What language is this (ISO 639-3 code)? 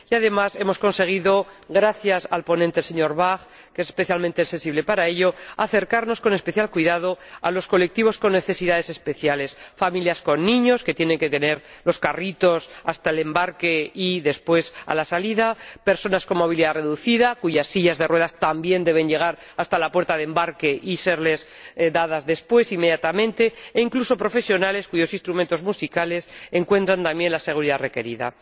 spa